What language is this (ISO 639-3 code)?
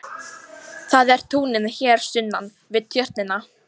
isl